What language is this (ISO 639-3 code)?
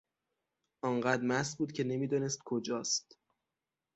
fas